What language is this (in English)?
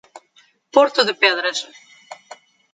Portuguese